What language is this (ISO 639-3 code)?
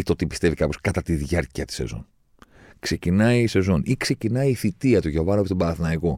ell